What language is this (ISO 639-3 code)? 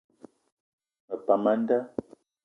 eto